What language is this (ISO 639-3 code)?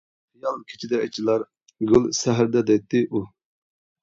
uig